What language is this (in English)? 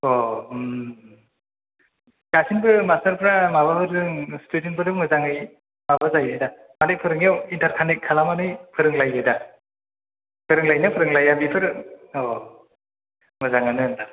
Bodo